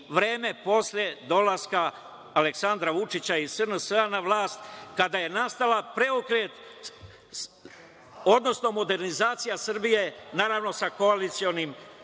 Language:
Serbian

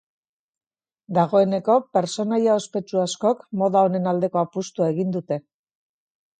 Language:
Basque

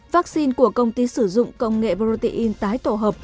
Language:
Vietnamese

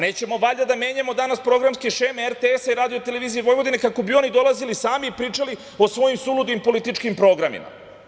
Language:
Serbian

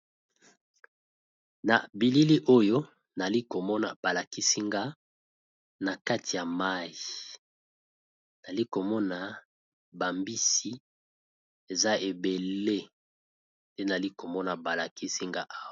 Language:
Lingala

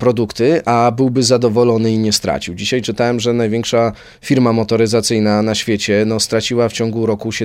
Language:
Polish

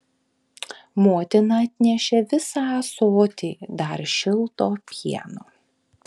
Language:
Lithuanian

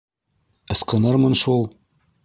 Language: Bashkir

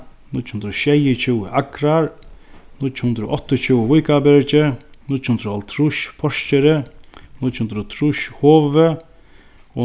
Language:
Faroese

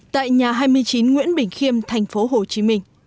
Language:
Vietnamese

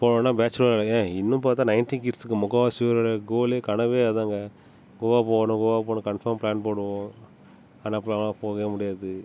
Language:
Tamil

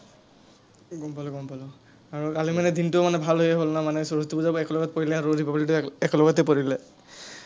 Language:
Assamese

